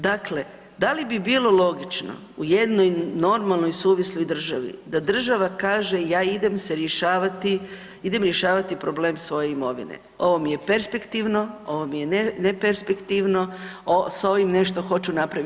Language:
Croatian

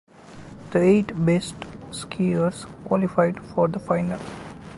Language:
English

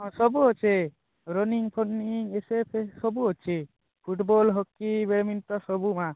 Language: Odia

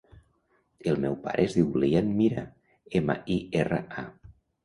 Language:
Catalan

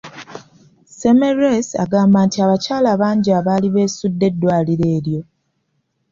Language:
Ganda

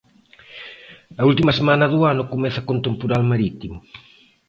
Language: Galician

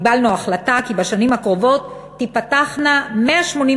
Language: Hebrew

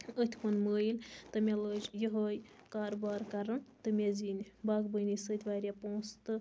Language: Kashmiri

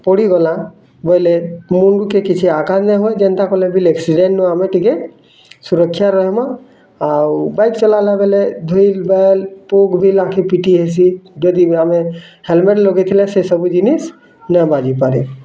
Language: Odia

